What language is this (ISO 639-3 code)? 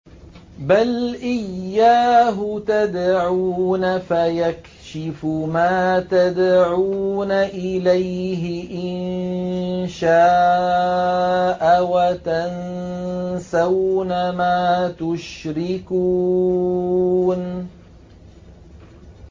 ara